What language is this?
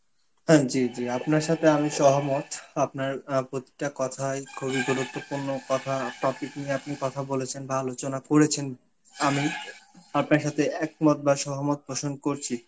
Bangla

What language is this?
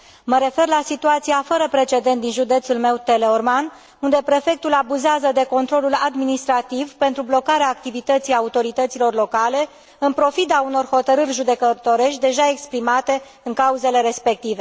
Romanian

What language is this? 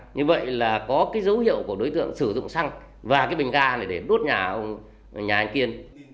Vietnamese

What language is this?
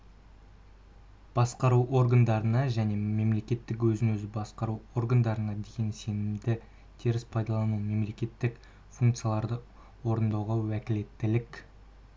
Kazakh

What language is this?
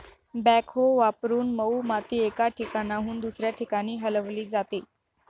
Marathi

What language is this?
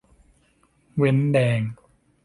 Thai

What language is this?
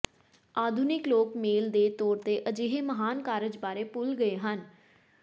Punjabi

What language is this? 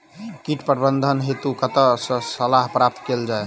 Maithili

